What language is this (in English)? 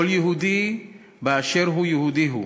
Hebrew